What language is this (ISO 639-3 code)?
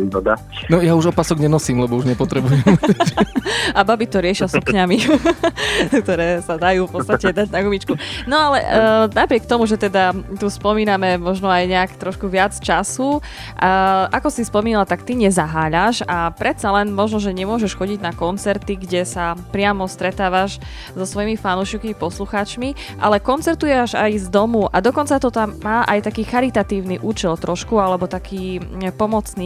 slk